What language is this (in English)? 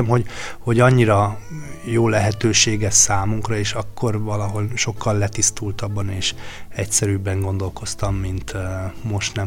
Hungarian